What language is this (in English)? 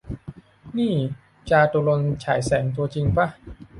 Thai